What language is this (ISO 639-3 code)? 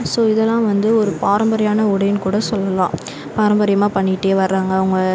tam